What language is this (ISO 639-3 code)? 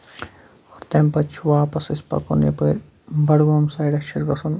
kas